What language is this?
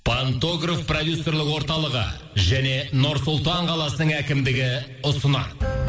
Kazakh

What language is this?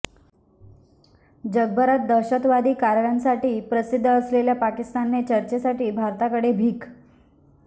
Marathi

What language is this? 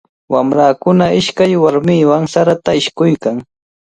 Cajatambo North Lima Quechua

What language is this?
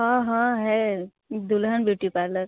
Hindi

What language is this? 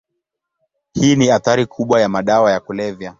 Swahili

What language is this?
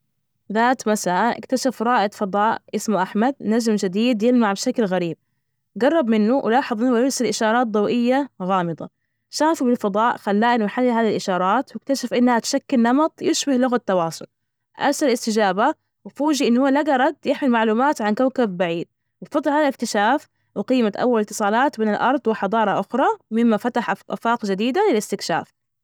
Najdi Arabic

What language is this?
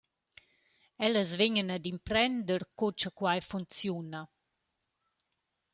Romansh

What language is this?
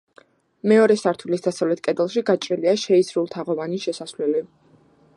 Georgian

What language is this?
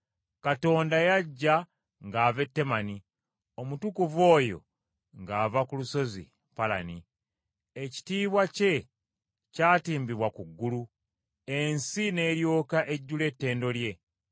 Ganda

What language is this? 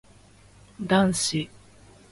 Japanese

